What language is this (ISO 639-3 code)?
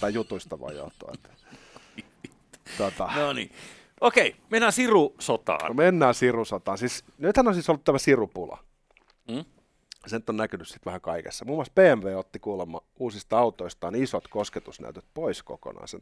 fin